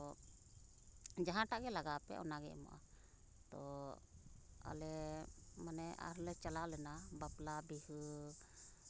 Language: Santali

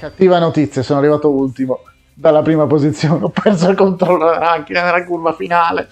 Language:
Italian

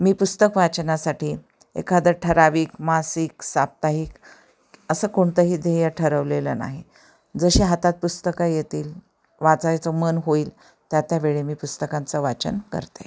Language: Marathi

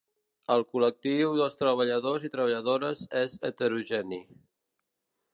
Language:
Catalan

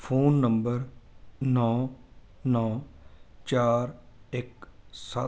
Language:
Punjabi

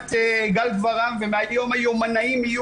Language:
Hebrew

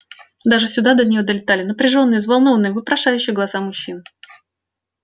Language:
Russian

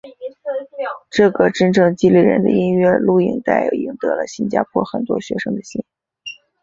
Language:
Chinese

